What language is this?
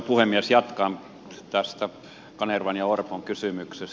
Finnish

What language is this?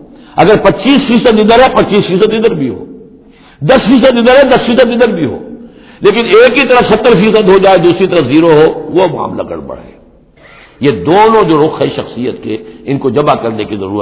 Urdu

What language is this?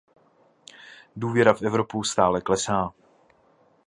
Czech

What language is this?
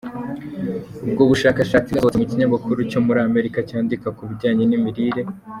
Kinyarwanda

